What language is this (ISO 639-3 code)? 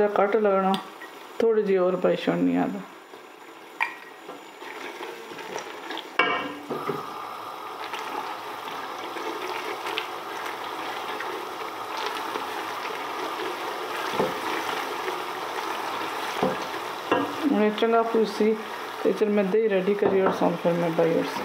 pan